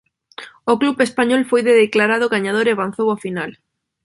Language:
Galician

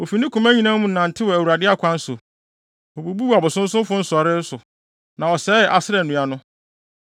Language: Akan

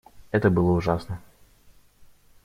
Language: Russian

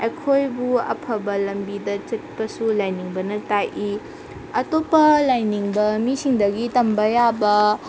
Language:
Manipuri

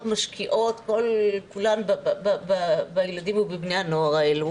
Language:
Hebrew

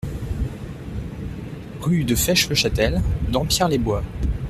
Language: French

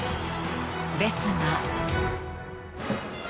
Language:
Japanese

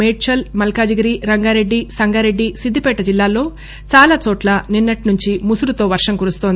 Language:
Telugu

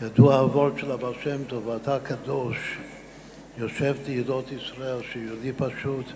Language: Hebrew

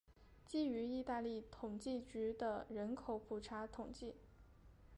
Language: Chinese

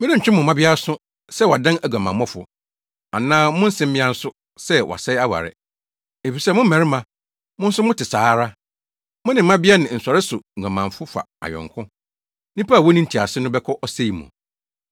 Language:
Akan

